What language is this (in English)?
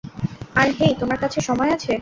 Bangla